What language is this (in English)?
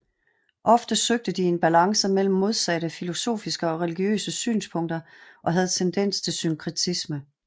Danish